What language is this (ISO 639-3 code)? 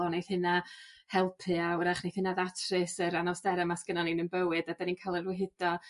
cym